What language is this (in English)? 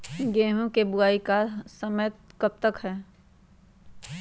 Magahi